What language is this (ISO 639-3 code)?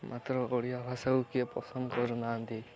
ori